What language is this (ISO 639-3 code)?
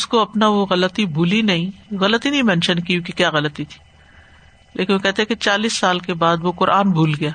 urd